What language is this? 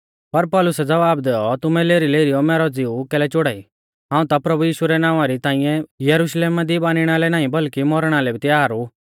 Mahasu Pahari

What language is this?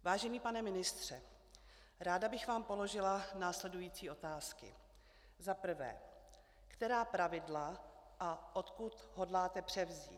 Czech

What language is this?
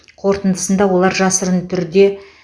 Kazakh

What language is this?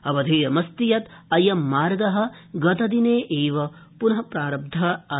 Sanskrit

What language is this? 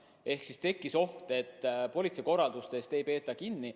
Estonian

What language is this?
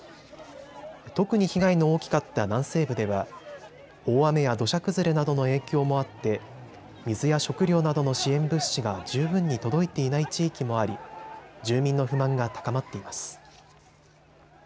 Japanese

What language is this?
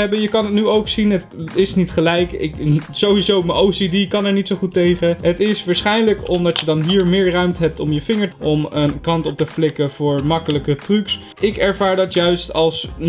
Dutch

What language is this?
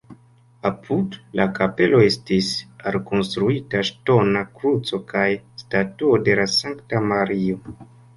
Esperanto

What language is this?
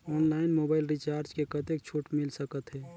Chhattisgarhi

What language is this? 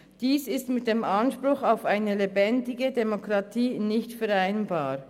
Swiss German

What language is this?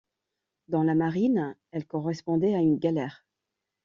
French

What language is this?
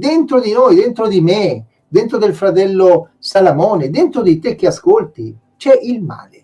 Italian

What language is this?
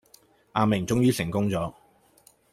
Cantonese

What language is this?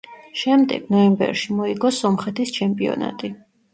Georgian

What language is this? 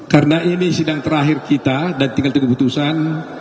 Indonesian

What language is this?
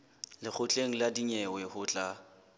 Southern Sotho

